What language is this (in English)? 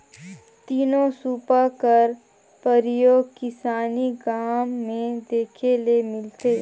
Chhattisgarhi